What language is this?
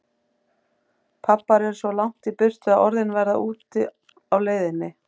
Icelandic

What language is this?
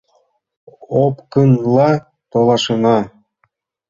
Mari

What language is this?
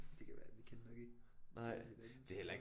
Danish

